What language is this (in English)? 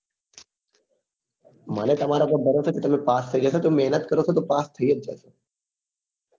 Gujarati